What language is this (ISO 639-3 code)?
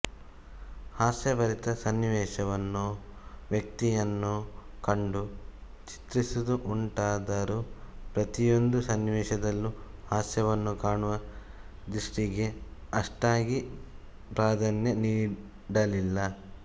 kan